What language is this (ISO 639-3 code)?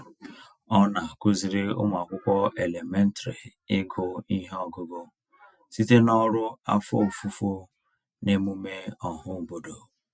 ibo